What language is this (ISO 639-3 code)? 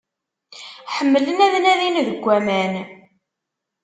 kab